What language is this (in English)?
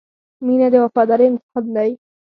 Pashto